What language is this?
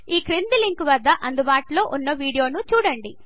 Telugu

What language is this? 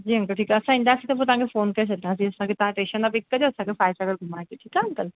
Sindhi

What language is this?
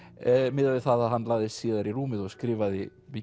Icelandic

